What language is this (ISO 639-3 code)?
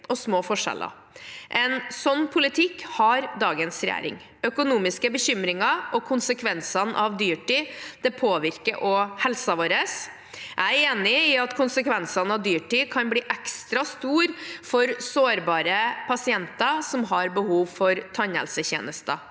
nor